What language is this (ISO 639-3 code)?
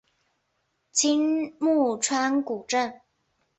zho